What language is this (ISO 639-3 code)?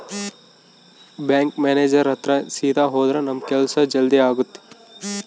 kan